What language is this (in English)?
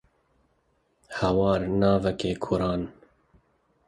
Kurdish